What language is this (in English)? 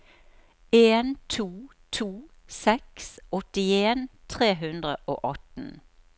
Norwegian